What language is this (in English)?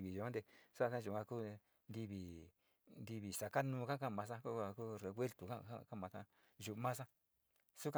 Sinicahua Mixtec